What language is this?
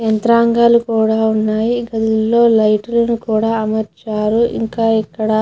Telugu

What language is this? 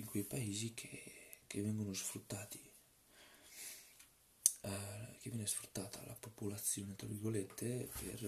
Italian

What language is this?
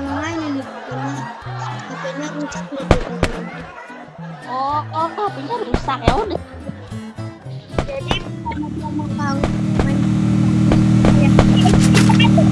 Indonesian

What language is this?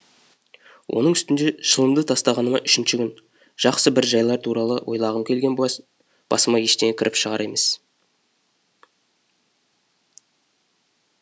Kazakh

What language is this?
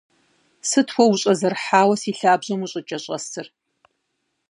Kabardian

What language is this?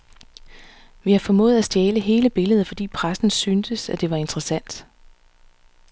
Danish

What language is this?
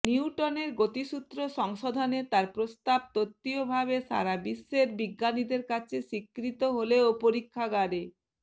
Bangla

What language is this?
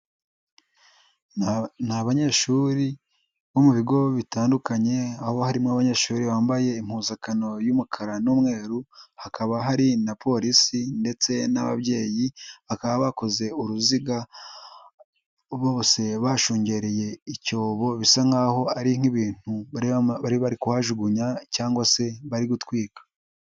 Kinyarwanda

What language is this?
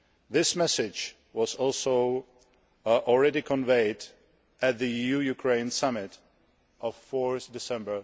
English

